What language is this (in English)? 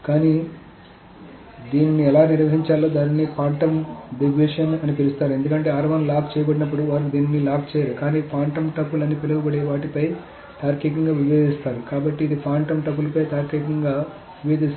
Telugu